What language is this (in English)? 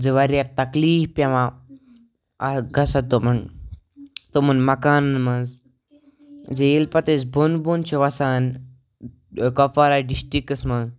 Kashmiri